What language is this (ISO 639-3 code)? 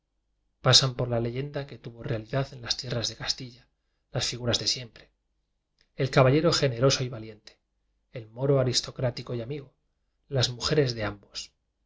spa